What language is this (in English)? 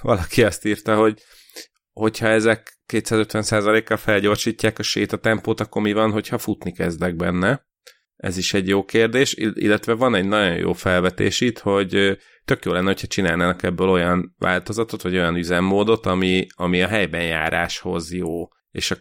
Hungarian